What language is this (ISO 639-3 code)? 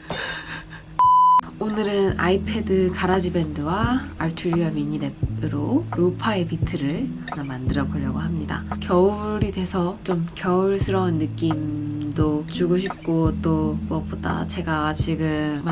kor